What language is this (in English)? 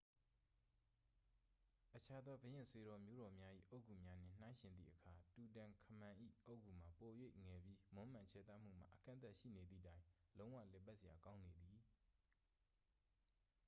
Burmese